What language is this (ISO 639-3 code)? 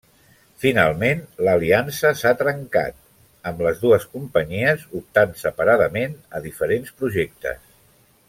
cat